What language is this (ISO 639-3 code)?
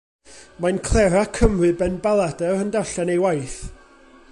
cym